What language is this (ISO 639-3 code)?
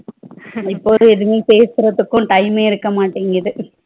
tam